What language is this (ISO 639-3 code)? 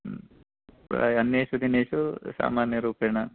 san